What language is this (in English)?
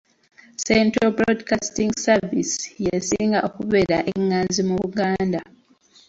Ganda